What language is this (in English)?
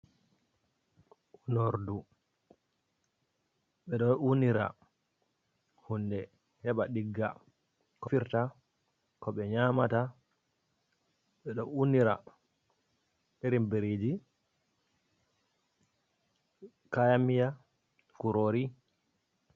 Fula